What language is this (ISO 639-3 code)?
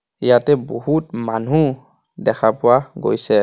asm